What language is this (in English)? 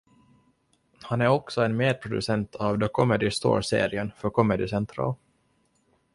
Swedish